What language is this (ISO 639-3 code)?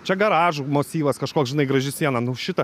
lit